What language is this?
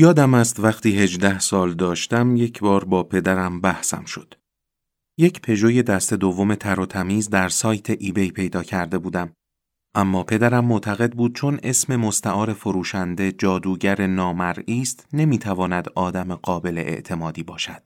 Persian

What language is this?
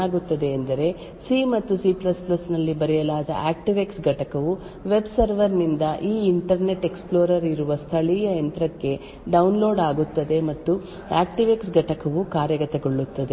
Kannada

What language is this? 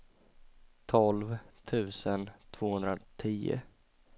Swedish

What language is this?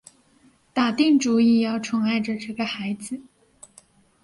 Chinese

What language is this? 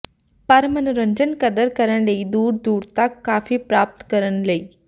Punjabi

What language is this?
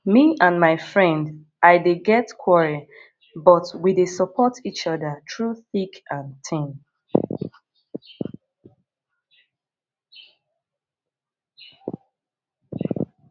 Nigerian Pidgin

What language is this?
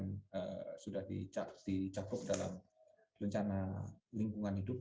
Indonesian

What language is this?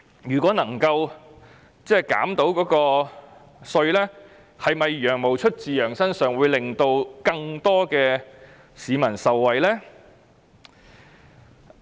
Cantonese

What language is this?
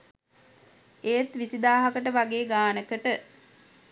Sinhala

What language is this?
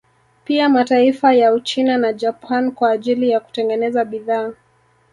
Swahili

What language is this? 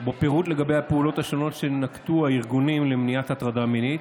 Hebrew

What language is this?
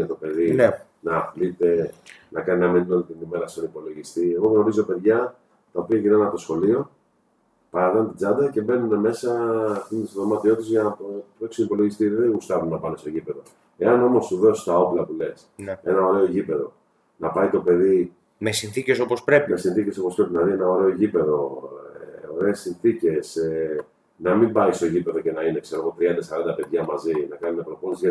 Greek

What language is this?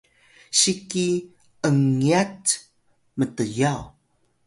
Atayal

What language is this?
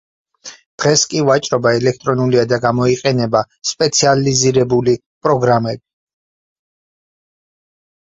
Georgian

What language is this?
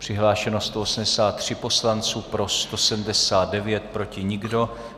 Czech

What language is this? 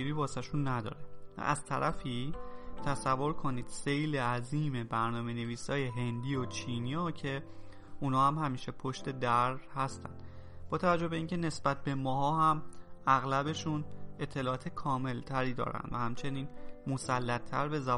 Persian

